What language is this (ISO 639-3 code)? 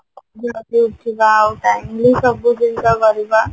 ori